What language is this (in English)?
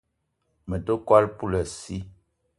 Eton (Cameroon)